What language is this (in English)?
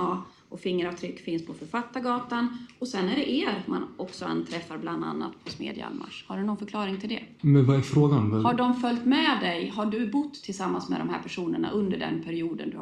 Swedish